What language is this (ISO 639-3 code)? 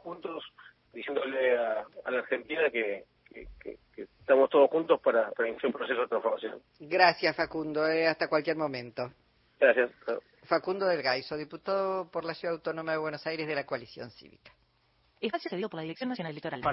spa